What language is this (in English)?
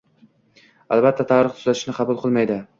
Uzbek